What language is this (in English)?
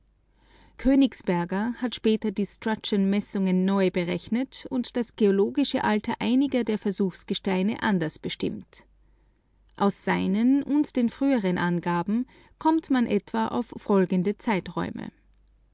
German